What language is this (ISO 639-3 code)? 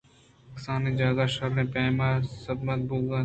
bgp